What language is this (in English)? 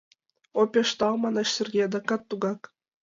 Mari